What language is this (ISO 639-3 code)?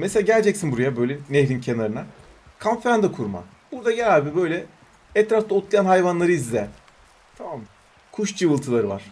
tur